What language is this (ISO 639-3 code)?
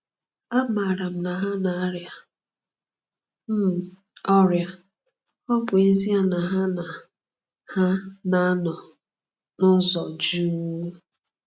ibo